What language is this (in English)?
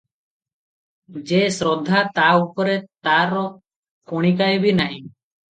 Odia